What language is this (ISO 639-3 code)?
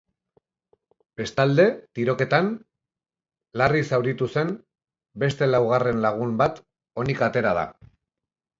eus